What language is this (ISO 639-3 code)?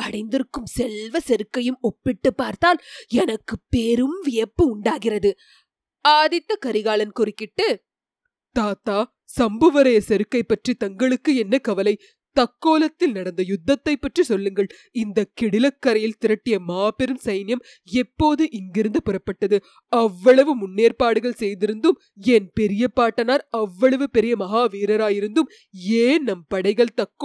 tam